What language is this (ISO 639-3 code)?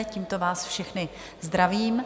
ces